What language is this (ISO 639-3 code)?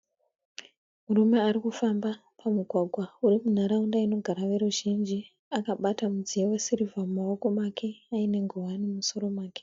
sna